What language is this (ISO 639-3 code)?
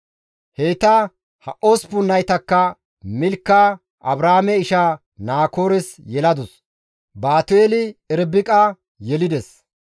gmv